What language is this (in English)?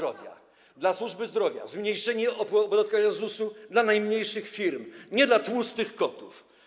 Polish